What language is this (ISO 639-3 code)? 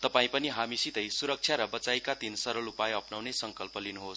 nep